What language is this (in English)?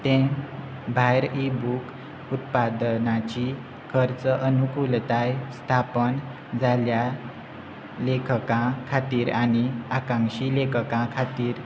Konkani